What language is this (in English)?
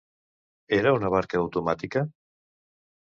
Catalan